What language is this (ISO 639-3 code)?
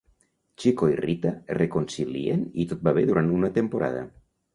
cat